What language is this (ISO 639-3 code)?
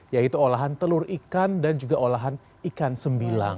ind